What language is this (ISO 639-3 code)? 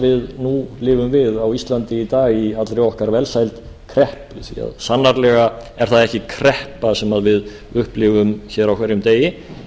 isl